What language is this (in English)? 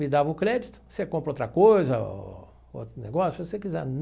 Portuguese